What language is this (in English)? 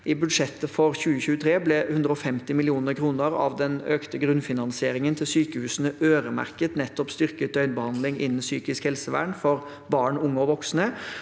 Norwegian